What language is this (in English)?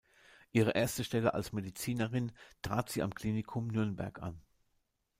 German